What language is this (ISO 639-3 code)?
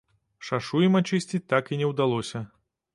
bel